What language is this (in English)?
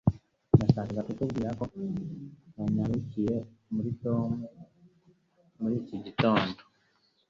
Kinyarwanda